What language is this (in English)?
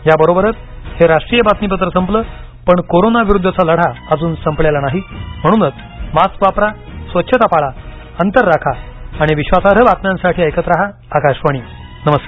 Marathi